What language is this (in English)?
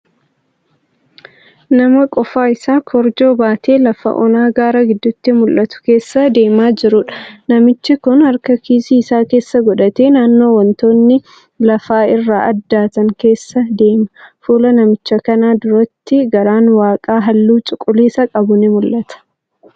Oromo